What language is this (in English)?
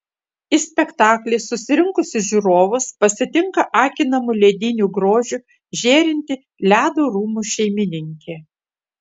Lithuanian